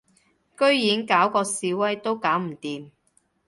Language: Cantonese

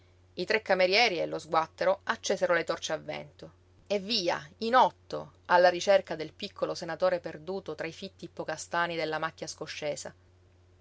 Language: Italian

